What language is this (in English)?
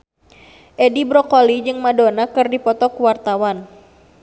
Sundanese